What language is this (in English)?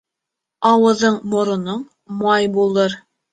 Bashkir